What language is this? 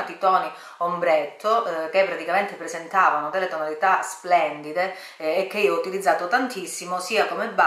Italian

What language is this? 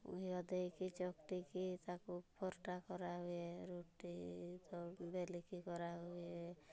Odia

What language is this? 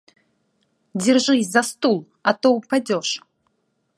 Russian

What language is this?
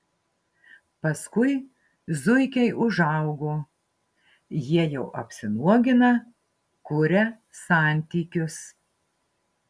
Lithuanian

